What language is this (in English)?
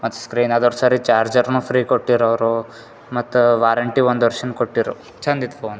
Kannada